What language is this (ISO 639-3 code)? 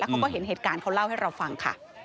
tha